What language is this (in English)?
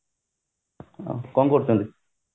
Odia